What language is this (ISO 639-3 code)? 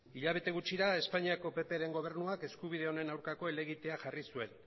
eus